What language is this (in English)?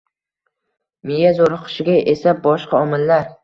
Uzbek